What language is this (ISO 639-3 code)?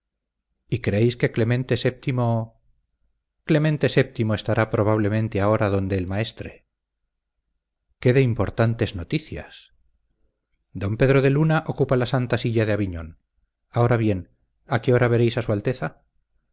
spa